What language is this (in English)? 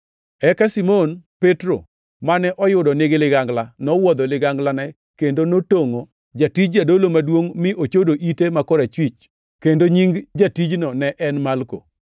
Luo (Kenya and Tanzania)